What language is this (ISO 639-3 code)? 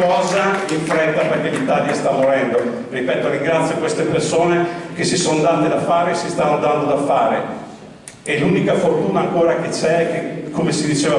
ita